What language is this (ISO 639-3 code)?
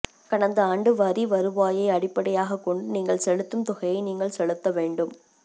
tam